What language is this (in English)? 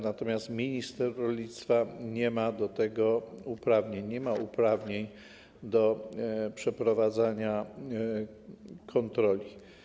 Polish